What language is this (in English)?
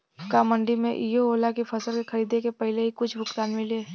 Bhojpuri